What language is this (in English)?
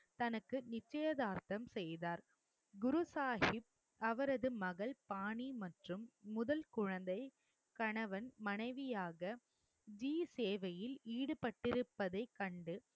Tamil